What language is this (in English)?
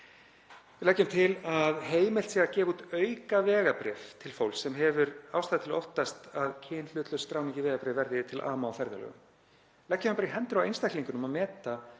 Icelandic